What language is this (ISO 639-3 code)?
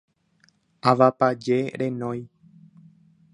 grn